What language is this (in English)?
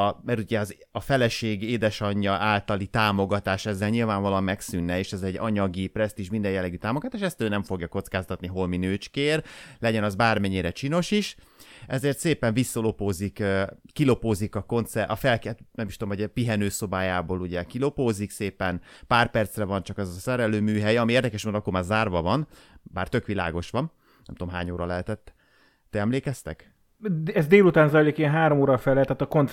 Hungarian